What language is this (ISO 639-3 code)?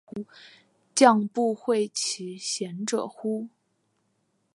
zho